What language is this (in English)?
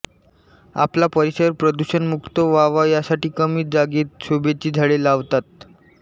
Marathi